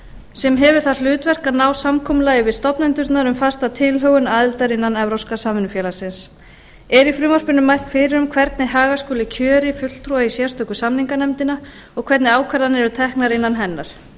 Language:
Icelandic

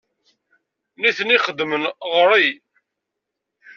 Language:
Kabyle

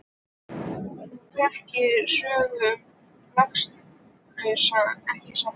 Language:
Icelandic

